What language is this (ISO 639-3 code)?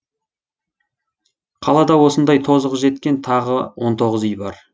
kaz